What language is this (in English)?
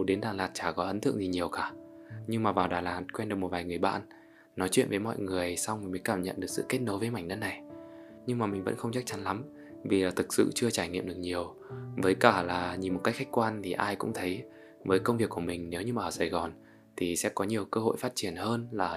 Vietnamese